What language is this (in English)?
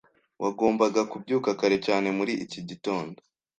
Kinyarwanda